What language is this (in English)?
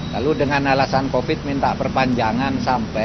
Indonesian